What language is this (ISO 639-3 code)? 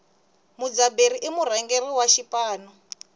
tso